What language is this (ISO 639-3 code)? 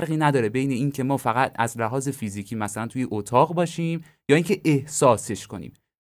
fas